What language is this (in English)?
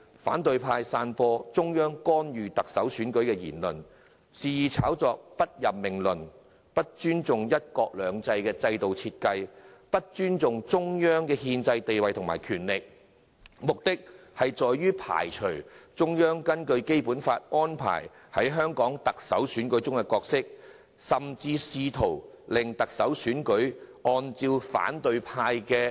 Cantonese